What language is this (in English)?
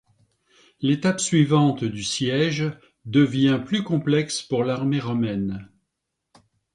French